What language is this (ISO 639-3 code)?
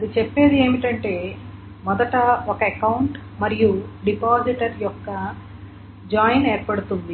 tel